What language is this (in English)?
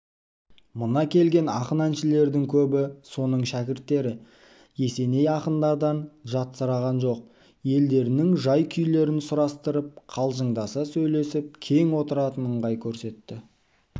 Kazakh